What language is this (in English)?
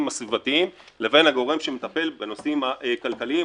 Hebrew